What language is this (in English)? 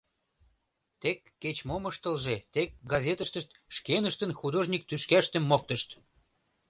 Mari